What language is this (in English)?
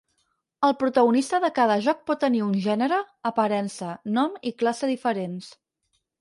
Catalan